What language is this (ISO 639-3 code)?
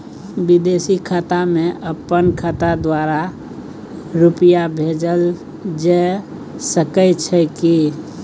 mai